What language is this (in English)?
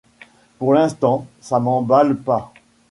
French